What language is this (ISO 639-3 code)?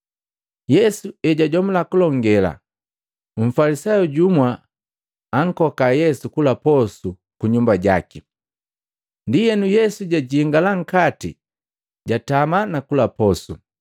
mgv